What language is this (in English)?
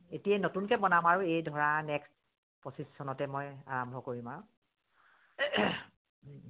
Assamese